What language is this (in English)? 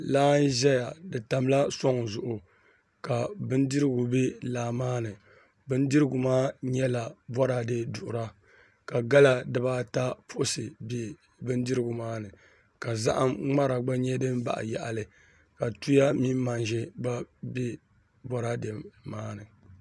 Dagbani